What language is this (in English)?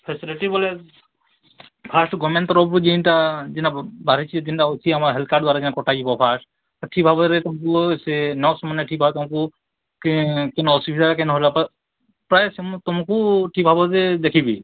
Odia